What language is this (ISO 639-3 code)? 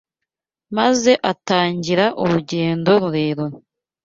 kin